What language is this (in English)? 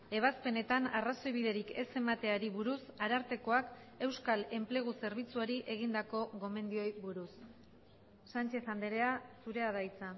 Basque